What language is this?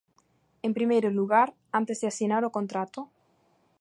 Galician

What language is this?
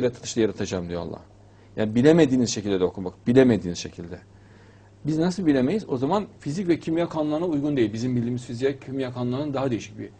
Turkish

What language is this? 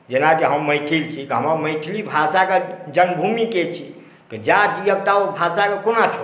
Maithili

